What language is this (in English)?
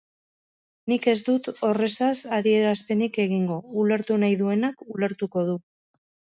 Basque